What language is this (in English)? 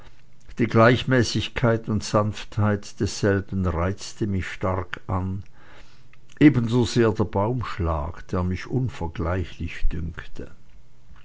German